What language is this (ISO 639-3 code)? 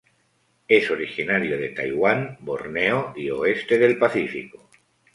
spa